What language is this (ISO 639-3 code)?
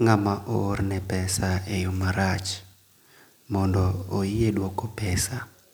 luo